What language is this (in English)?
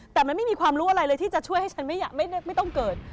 Thai